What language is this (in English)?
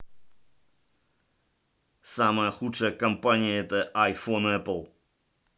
Russian